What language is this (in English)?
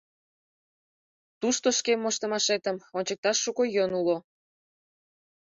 Mari